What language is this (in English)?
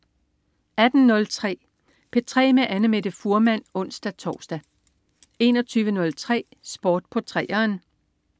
Danish